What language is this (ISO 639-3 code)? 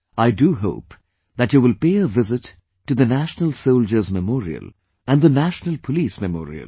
eng